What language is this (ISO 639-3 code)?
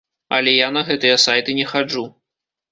bel